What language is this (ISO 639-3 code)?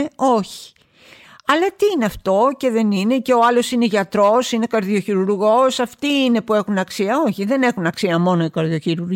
ell